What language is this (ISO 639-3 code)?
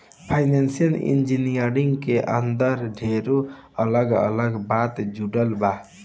bho